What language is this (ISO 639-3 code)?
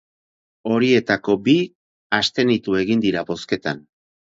eus